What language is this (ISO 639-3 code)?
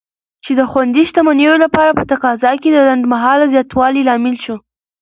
pus